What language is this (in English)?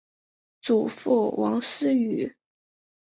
Chinese